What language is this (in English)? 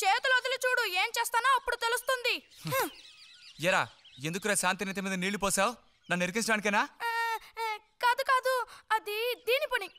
Hindi